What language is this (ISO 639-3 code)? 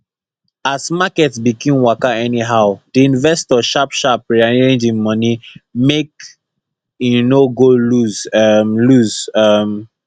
pcm